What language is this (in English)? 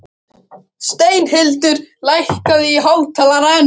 Icelandic